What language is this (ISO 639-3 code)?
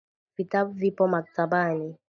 swa